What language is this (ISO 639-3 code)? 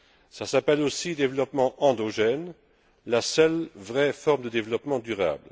fra